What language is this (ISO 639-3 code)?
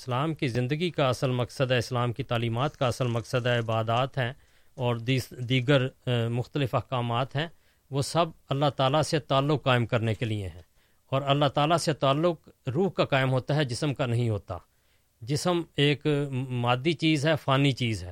urd